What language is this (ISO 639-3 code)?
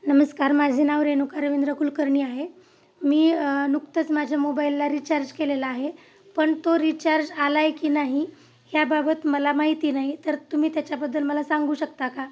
mar